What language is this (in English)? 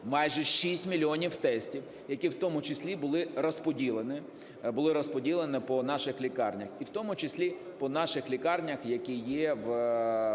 Ukrainian